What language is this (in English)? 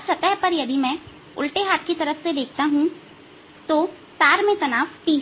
Hindi